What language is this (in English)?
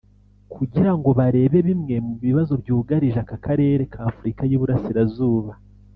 Kinyarwanda